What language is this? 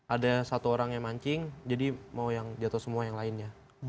Indonesian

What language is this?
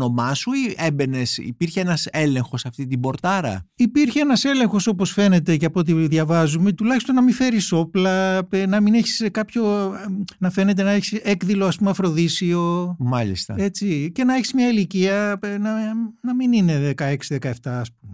Greek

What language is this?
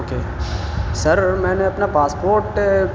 Urdu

